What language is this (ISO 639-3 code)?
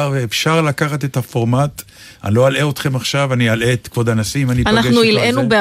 heb